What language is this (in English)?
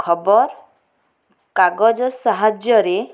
Odia